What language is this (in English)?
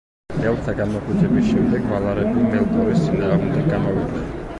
Georgian